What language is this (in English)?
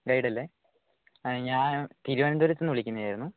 Malayalam